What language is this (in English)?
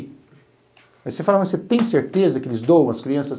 Portuguese